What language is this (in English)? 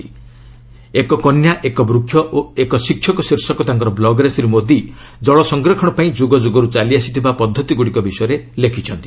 Odia